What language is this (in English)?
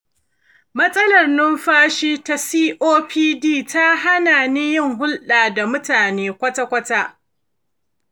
Hausa